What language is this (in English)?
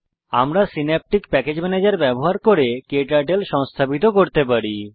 Bangla